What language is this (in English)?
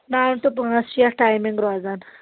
Kashmiri